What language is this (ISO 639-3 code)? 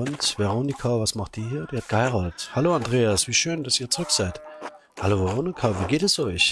deu